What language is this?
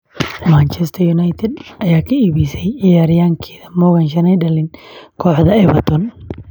Somali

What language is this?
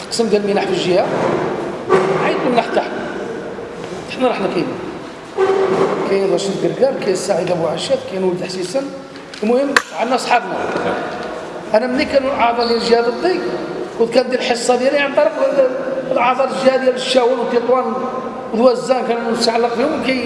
Arabic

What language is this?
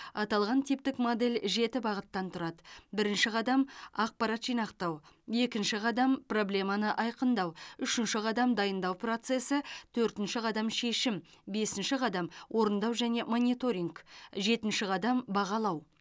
Kazakh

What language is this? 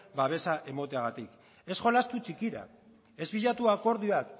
Basque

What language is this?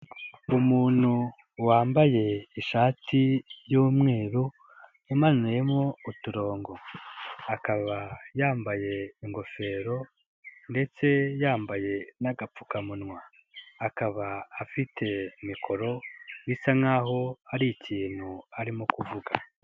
Kinyarwanda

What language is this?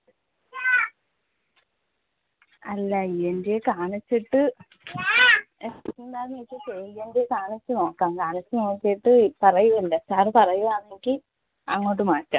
Malayalam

